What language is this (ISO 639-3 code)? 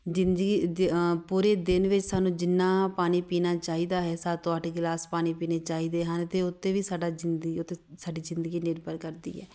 pan